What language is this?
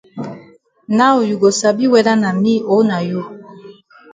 Cameroon Pidgin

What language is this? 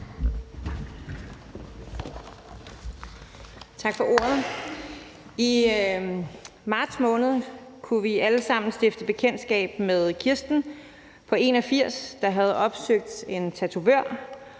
Danish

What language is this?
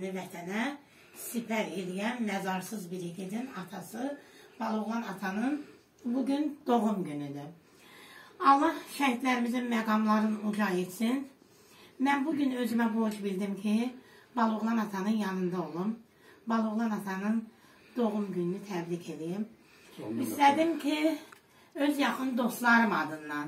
Turkish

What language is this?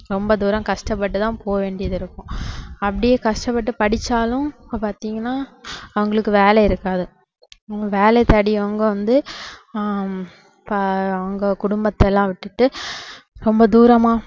Tamil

